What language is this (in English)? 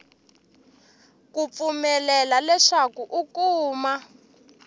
Tsonga